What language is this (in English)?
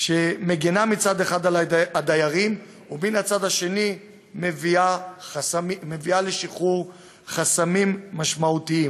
Hebrew